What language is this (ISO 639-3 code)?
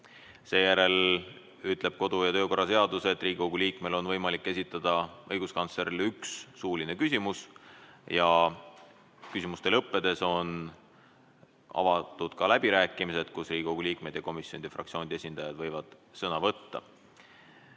est